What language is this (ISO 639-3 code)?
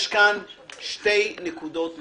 heb